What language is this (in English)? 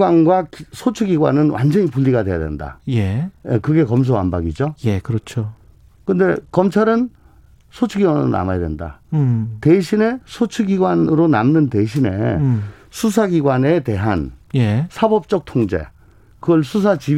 Korean